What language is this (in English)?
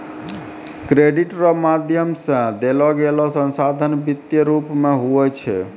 Maithili